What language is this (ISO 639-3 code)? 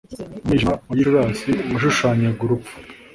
kin